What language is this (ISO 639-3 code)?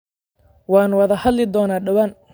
som